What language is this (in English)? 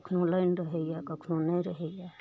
Maithili